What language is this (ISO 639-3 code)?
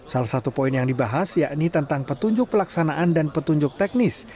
ind